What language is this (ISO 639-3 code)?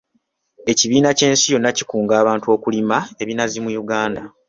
lug